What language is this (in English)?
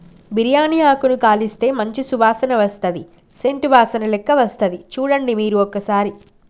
Telugu